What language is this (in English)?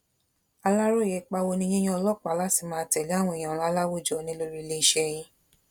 Yoruba